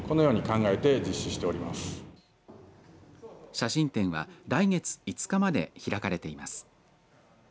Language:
Japanese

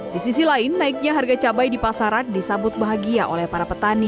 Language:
Indonesian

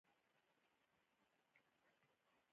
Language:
Pashto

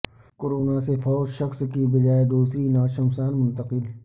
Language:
Urdu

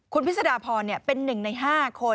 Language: Thai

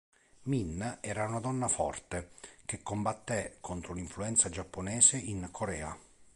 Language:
Italian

